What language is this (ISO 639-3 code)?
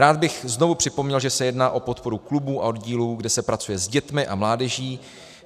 ces